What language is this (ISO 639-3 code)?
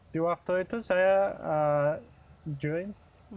ind